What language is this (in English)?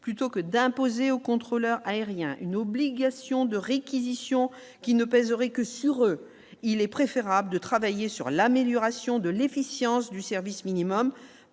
French